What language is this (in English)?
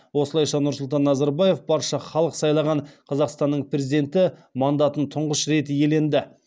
Kazakh